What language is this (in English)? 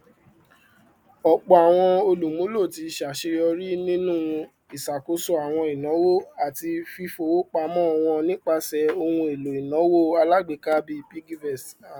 Yoruba